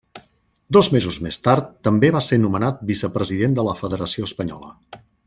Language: Catalan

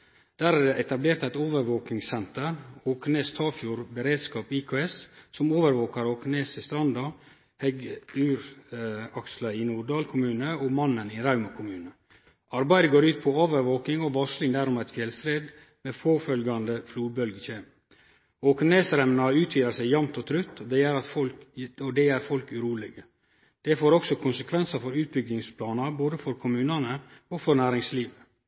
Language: Norwegian Nynorsk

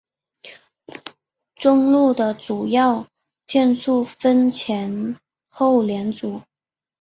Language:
Chinese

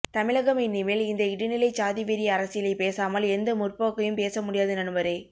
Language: Tamil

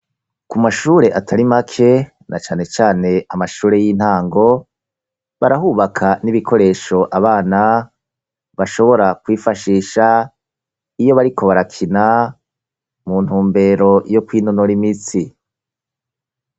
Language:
Rundi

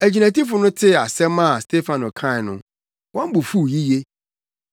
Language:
Akan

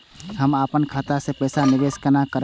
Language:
Maithili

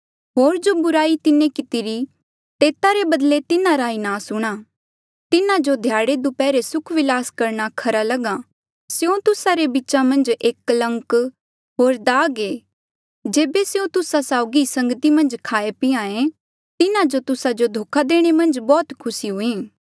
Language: Mandeali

